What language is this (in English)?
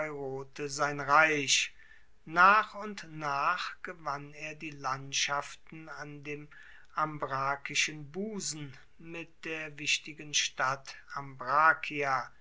German